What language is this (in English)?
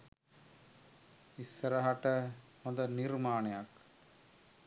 Sinhala